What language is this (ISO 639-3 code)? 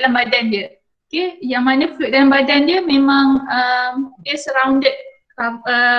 msa